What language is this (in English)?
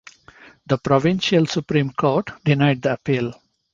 English